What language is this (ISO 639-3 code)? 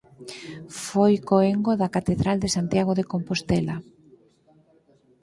glg